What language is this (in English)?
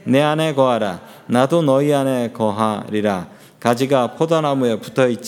Korean